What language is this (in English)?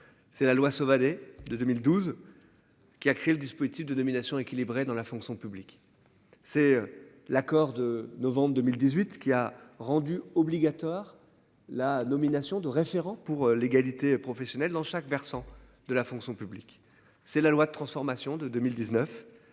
French